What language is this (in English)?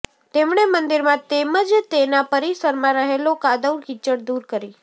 Gujarati